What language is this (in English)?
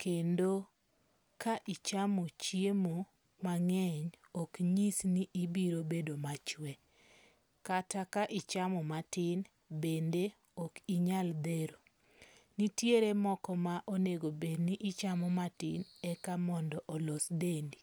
Luo (Kenya and Tanzania)